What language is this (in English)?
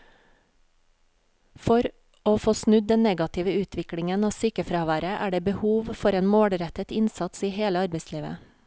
Norwegian